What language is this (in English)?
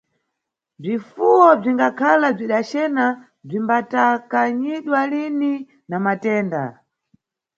Nyungwe